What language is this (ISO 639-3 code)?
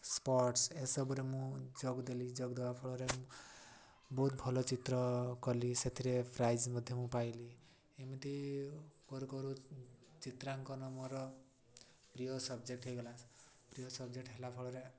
ori